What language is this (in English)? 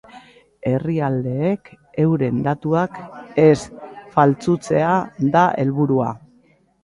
Basque